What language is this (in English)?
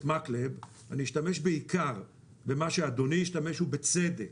Hebrew